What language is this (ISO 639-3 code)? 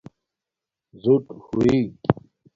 dmk